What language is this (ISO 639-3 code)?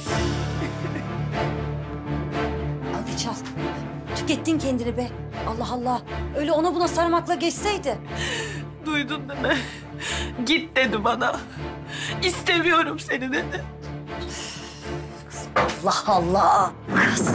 tur